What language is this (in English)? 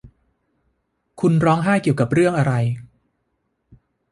Thai